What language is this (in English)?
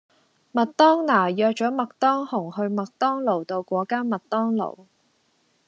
Cantonese